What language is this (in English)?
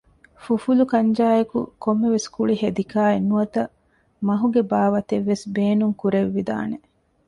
Divehi